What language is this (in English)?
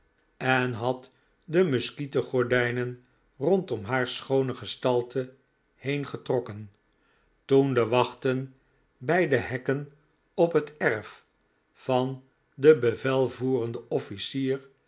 Dutch